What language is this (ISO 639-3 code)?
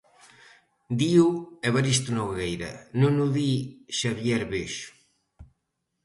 glg